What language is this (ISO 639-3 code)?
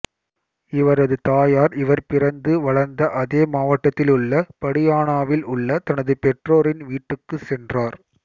tam